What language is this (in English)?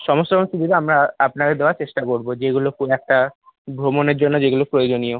Bangla